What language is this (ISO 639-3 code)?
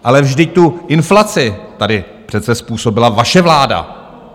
ces